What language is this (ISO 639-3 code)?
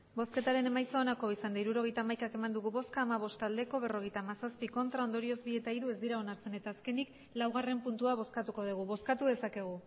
eus